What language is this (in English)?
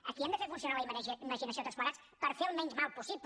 Catalan